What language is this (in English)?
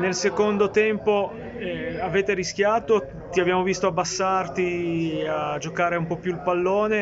Italian